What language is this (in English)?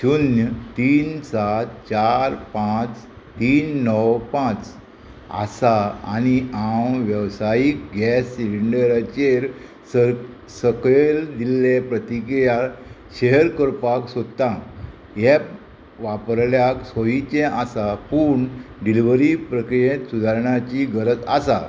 Konkani